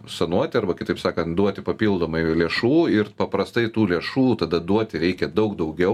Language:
Lithuanian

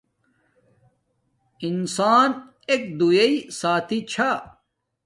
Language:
Domaaki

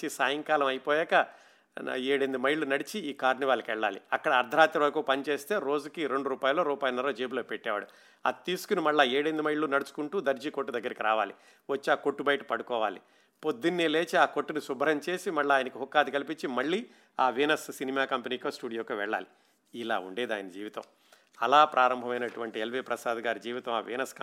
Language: Telugu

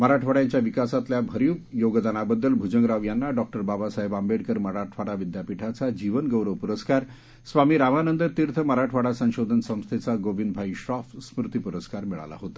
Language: Marathi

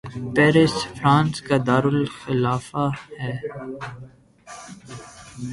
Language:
Urdu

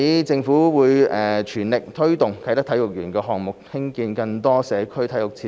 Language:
Cantonese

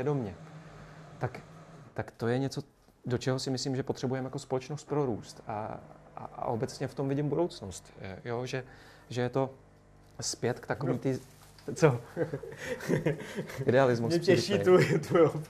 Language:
Czech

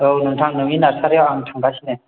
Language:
Bodo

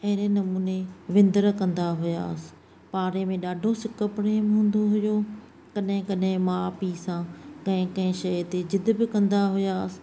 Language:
Sindhi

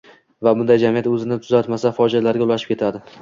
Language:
Uzbek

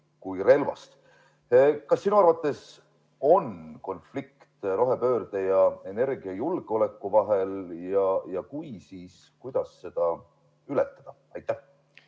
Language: Estonian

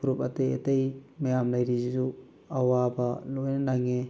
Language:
Manipuri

